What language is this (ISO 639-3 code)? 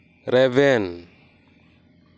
sat